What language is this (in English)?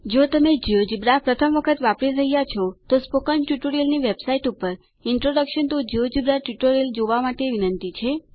Gujarati